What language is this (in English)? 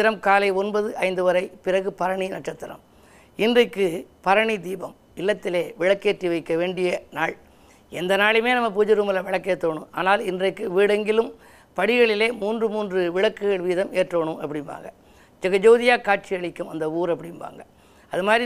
Tamil